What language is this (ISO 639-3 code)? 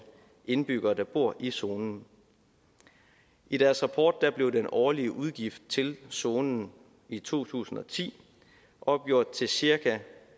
dan